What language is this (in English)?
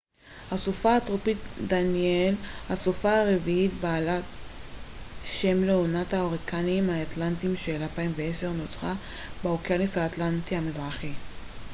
Hebrew